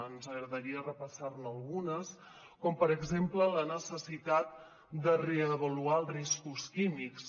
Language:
Catalan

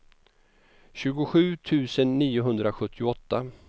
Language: Swedish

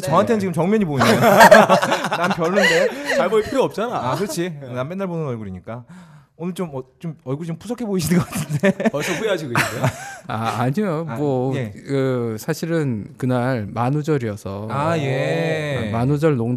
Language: Korean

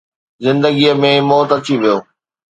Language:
Sindhi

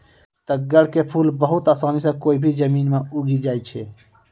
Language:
Maithili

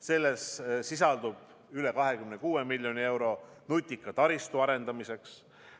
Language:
Estonian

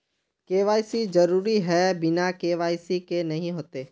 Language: Magahi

